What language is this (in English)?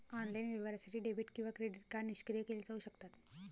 Marathi